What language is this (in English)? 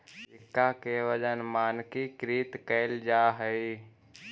Magahi